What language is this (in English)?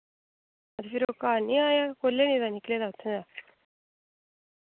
Dogri